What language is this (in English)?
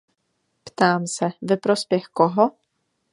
Czech